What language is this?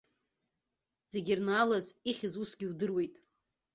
Abkhazian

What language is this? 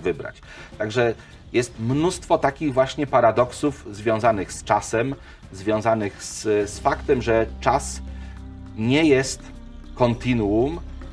Polish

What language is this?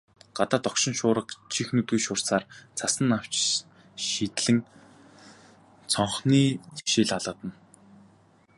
Mongolian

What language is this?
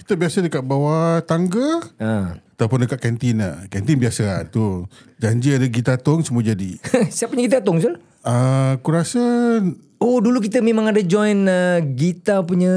Malay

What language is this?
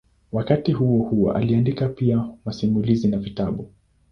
Swahili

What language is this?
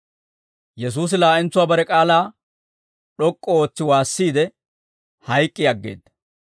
Dawro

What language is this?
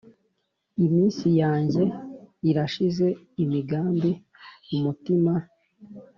Kinyarwanda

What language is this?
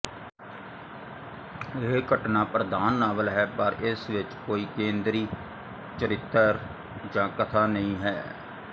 Punjabi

